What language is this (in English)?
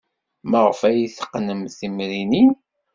Kabyle